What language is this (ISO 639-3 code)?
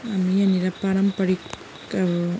nep